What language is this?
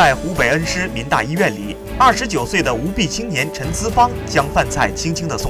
Chinese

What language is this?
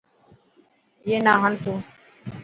Dhatki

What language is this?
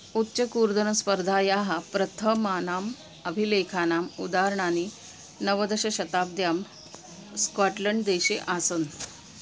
Sanskrit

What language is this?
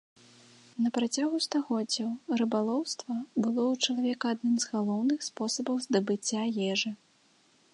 Belarusian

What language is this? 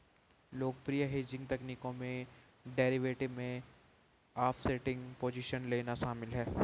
Hindi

